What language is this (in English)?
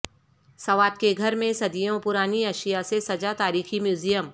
Urdu